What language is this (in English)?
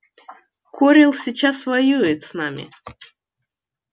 Russian